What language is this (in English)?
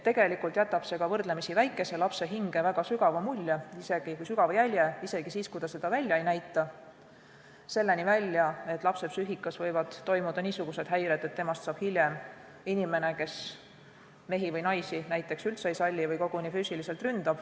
Estonian